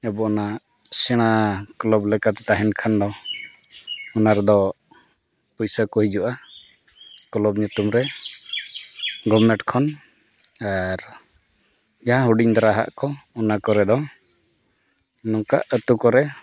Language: Santali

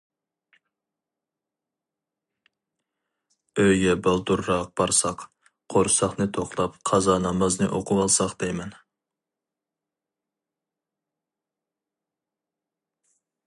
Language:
Uyghur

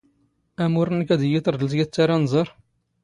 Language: Standard Moroccan Tamazight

